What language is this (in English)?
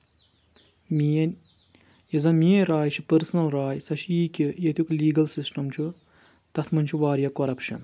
Kashmiri